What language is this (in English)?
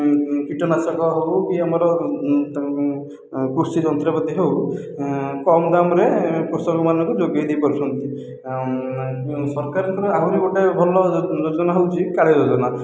Odia